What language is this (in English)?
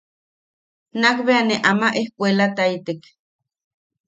Yaqui